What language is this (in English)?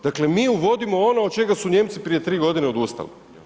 Croatian